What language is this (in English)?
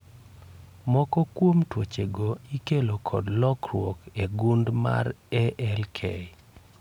Luo (Kenya and Tanzania)